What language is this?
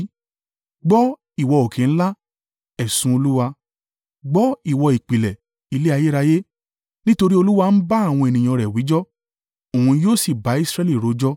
Yoruba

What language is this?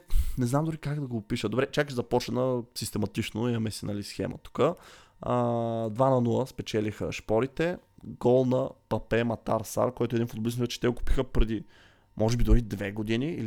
Bulgarian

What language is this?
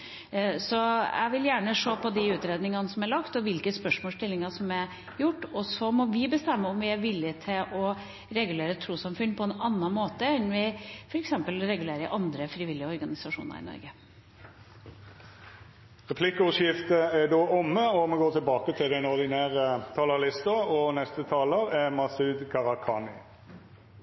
Norwegian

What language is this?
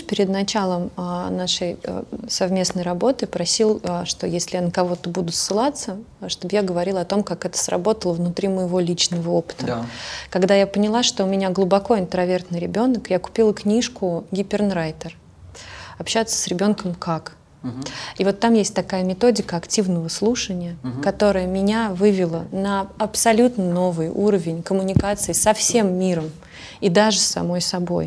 Russian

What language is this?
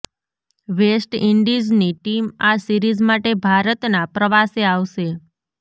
Gujarati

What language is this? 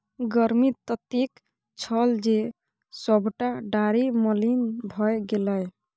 Maithili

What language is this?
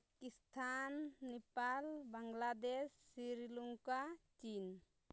Santali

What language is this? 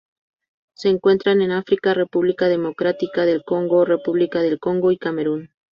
Spanish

